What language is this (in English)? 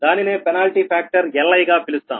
Telugu